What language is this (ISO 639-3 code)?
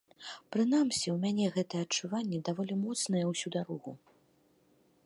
bel